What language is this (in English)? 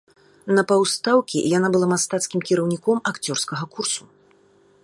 Belarusian